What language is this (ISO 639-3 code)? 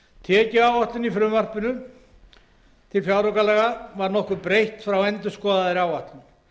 isl